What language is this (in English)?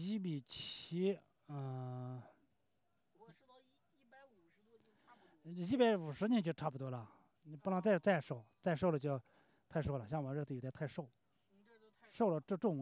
Chinese